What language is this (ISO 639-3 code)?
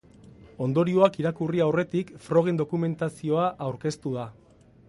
eus